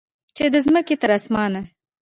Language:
Pashto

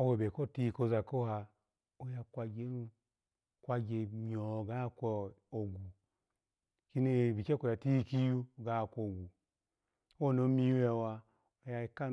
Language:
Alago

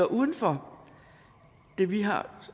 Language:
Danish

